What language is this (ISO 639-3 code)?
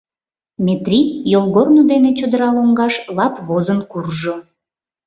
chm